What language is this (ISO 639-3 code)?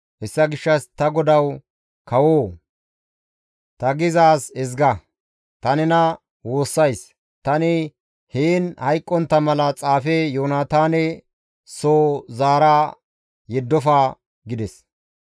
gmv